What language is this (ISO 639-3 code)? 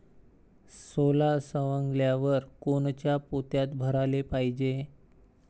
mar